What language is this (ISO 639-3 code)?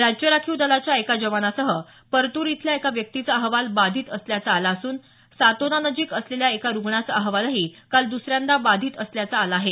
mar